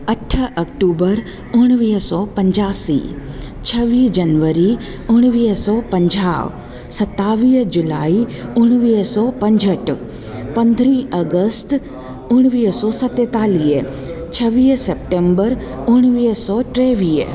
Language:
Sindhi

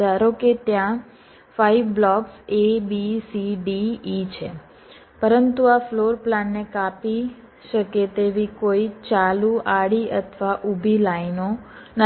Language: Gujarati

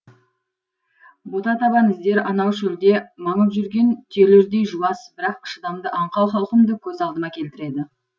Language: Kazakh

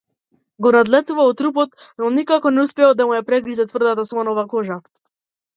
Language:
Macedonian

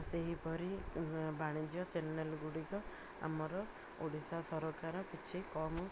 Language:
Odia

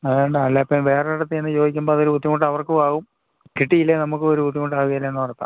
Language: Malayalam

